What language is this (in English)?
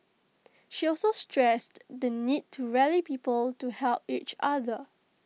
English